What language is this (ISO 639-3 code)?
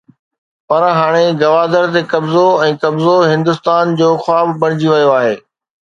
snd